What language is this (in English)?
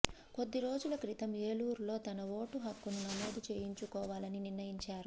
Telugu